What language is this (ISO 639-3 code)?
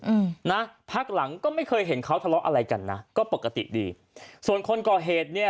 tha